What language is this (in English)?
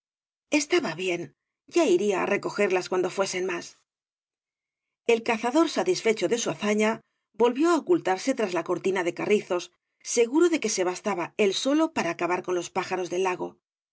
Spanish